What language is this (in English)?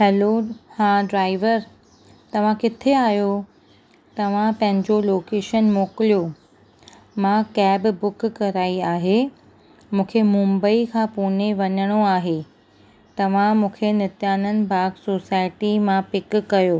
Sindhi